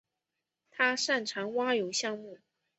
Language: Chinese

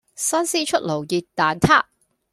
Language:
Cantonese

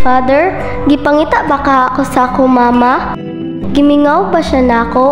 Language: Filipino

